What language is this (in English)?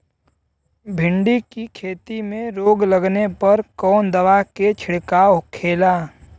Bhojpuri